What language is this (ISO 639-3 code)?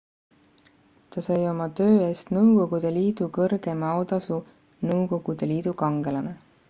est